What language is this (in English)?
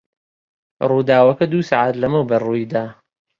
Central Kurdish